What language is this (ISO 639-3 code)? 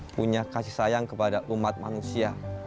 ind